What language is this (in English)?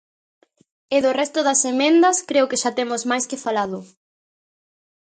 Galician